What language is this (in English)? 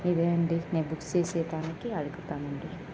Telugu